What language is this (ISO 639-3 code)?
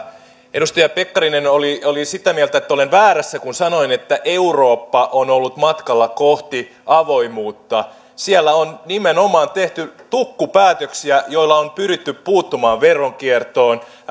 fin